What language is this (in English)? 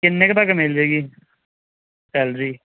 Punjabi